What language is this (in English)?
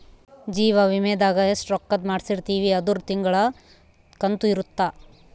Kannada